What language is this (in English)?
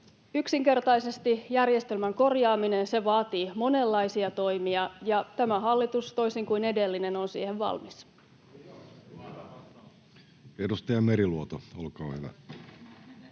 Finnish